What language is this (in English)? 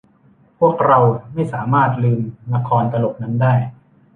Thai